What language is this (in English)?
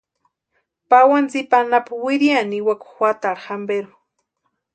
Western Highland Purepecha